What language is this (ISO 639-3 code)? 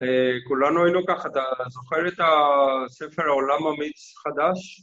heb